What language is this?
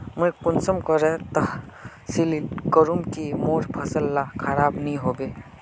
Magahi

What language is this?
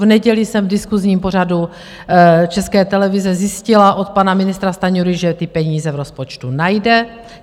Czech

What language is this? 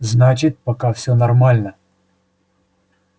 Russian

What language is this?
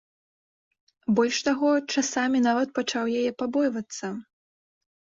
Belarusian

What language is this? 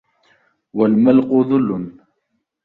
Arabic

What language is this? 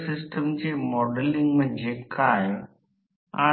Marathi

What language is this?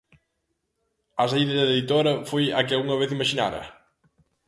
Galician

